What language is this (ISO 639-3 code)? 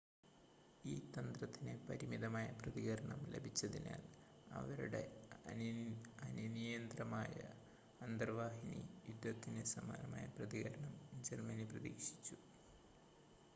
mal